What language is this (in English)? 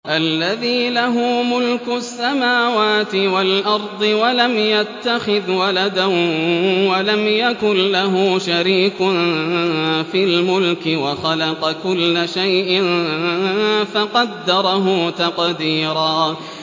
Arabic